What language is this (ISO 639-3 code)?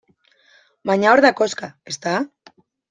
eus